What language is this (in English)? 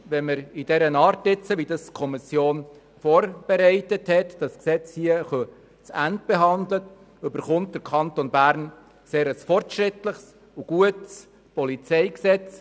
Swiss German